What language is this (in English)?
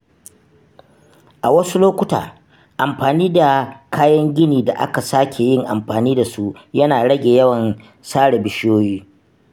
Hausa